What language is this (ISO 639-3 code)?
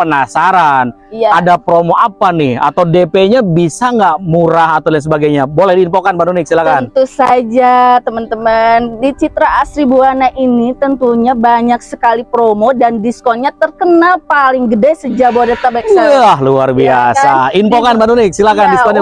ind